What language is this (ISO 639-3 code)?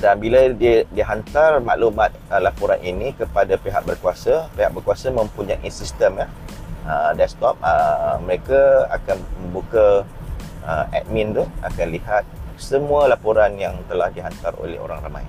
msa